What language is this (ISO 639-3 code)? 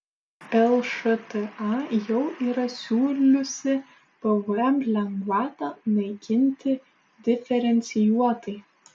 lit